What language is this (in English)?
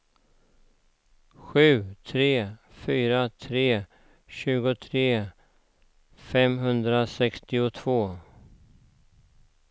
Swedish